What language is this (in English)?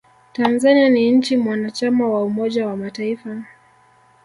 Swahili